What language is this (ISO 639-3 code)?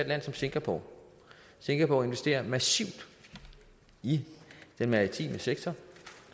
dan